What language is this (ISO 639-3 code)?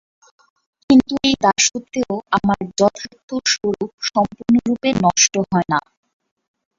ben